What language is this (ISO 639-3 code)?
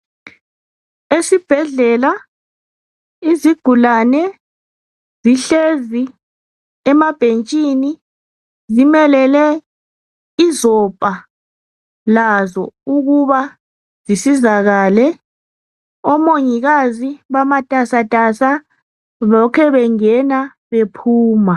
nde